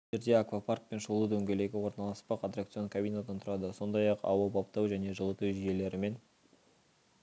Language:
Kazakh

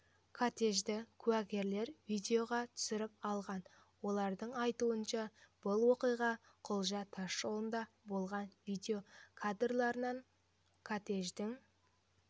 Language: Kazakh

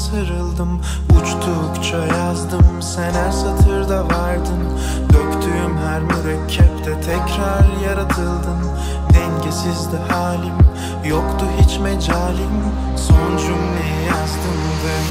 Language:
Turkish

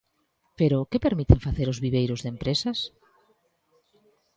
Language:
Galician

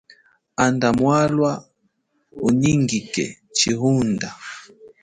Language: Chokwe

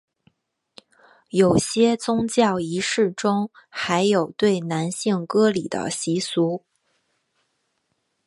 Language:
Chinese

